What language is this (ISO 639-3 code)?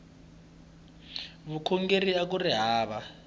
tso